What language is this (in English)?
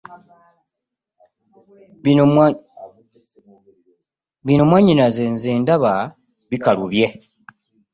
Ganda